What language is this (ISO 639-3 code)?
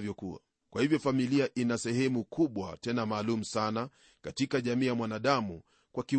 swa